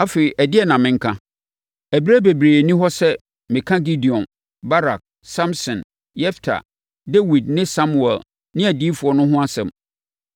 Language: Akan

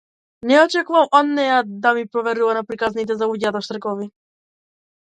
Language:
Macedonian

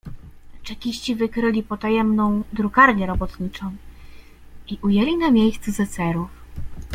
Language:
Polish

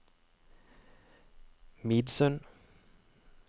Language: Norwegian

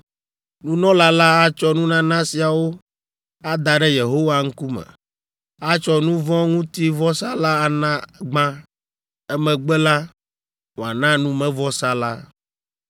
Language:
Ewe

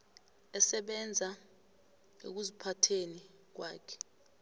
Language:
South Ndebele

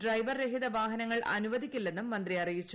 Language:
Malayalam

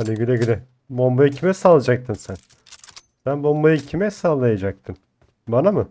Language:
Turkish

